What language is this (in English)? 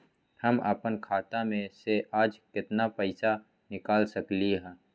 Magahi